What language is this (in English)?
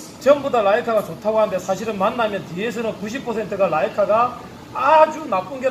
Korean